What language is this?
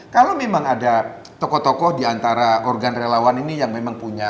Indonesian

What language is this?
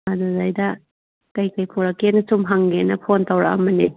Manipuri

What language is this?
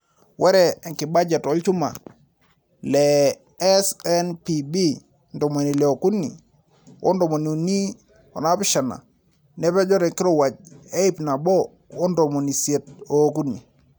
Masai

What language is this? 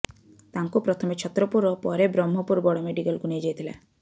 Odia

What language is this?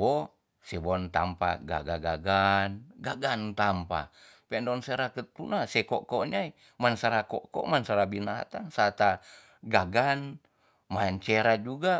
Tonsea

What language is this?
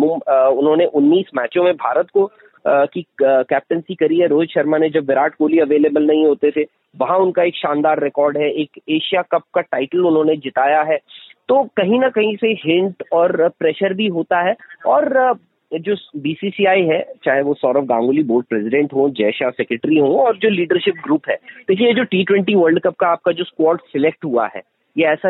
Hindi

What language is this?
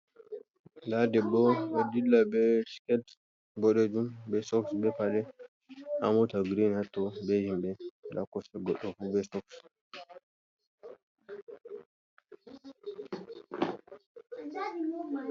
Fula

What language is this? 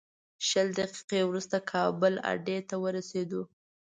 Pashto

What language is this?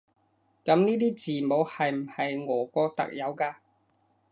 Cantonese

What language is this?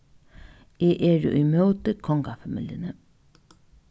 Faroese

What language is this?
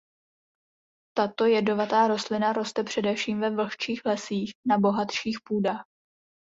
Czech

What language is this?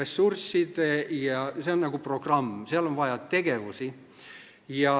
Estonian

